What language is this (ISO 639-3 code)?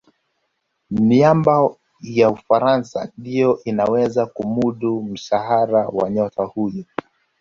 swa